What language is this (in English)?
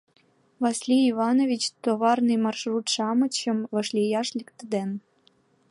Mari